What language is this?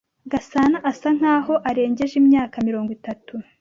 Kinyarwanda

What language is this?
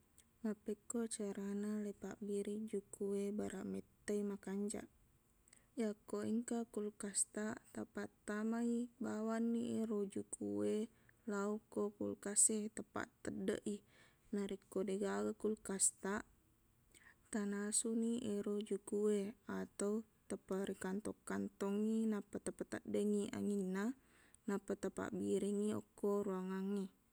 Buginese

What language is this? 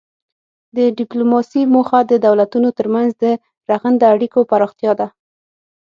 Pashto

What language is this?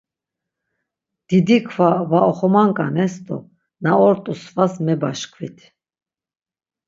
Laz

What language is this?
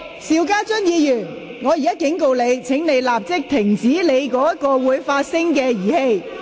Cantonese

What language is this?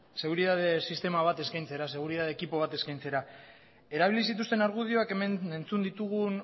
Basque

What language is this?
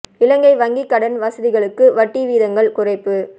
Tamil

